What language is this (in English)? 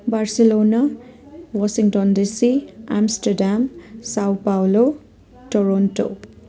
Nepali